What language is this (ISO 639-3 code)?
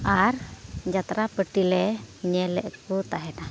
sat